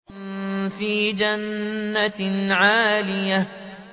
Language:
Arabic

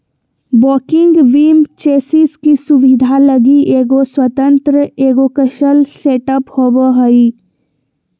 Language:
Magahi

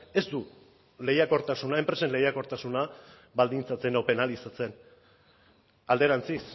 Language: Basque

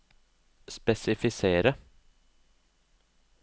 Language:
Norwegian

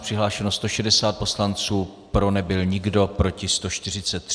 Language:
Czech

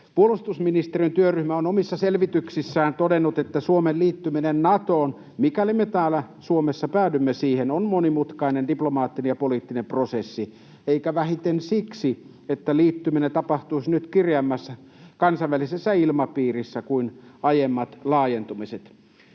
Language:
Finnish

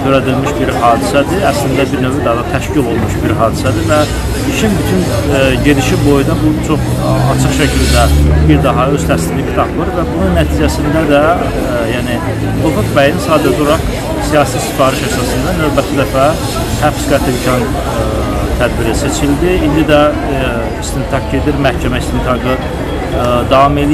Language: Turkish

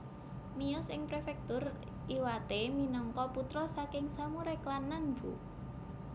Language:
Javanese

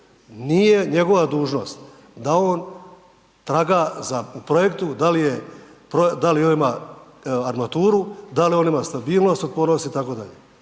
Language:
Croatian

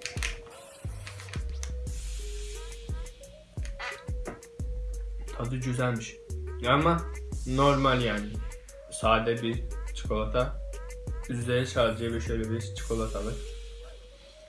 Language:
Turkish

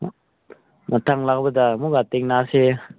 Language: Manipuri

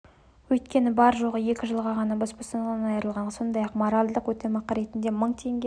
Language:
Kazakh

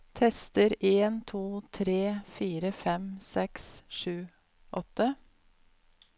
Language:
Norwegian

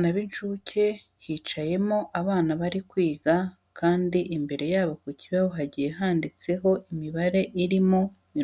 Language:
Kinyarwanda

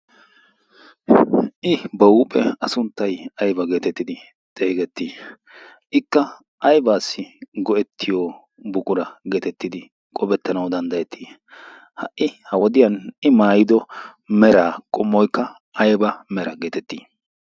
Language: Wolaytta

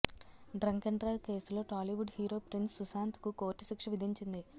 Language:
Telugu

